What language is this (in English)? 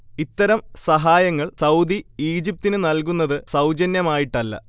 Malayalam